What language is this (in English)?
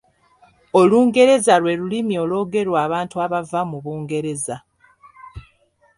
Ganda